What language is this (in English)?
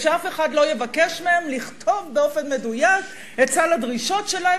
Hebrew